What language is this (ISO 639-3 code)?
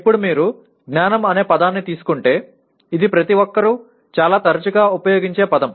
tel